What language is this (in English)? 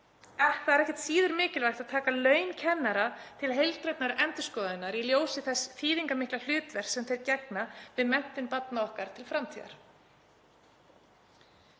Icelandic